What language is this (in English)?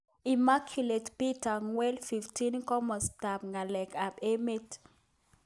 Kalenjin